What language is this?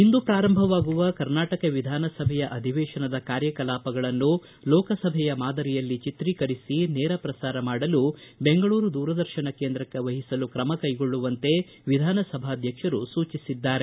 Kannada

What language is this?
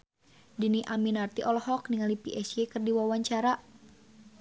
Sundanese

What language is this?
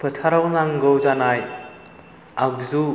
Bodo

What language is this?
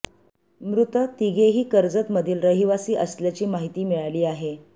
Marathi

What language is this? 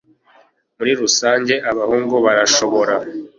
Kinyarwanda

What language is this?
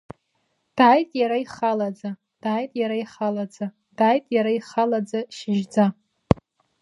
Abkhazian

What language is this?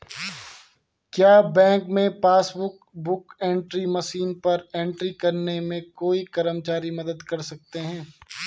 Hindi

